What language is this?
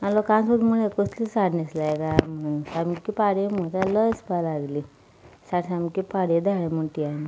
Konkani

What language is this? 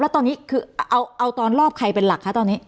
Thai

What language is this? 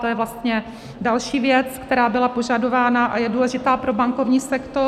Czech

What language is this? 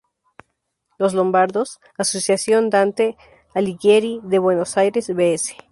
Spanish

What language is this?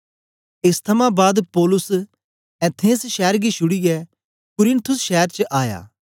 Dogri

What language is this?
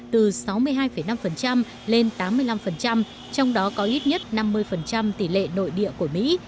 Vietnamese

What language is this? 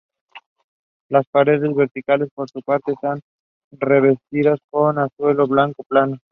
Spanish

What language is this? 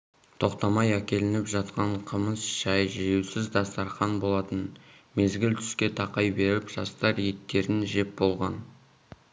Kazakh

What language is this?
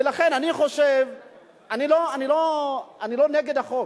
Hebrew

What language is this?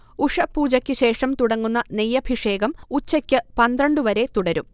Malayalam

